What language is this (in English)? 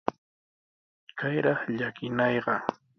Sihuas Ancash Quechua